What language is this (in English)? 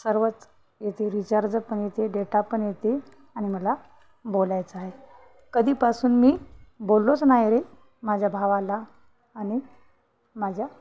Marathi